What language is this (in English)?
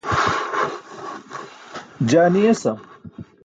Burushaski